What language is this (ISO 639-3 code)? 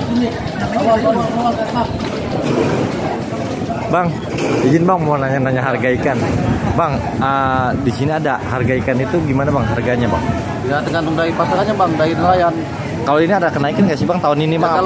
ind